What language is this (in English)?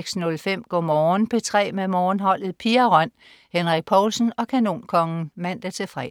Danish